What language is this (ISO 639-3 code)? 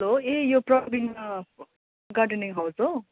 nep